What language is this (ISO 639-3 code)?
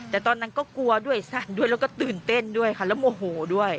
tha